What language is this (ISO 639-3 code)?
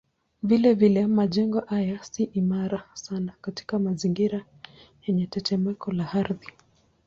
swa